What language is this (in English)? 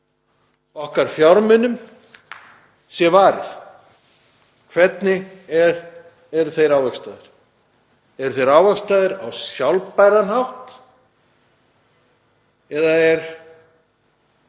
Icelandic